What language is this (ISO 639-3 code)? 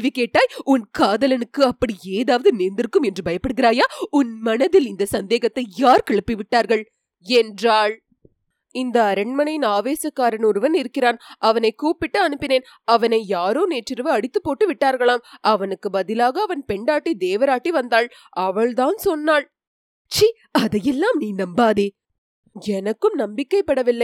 tam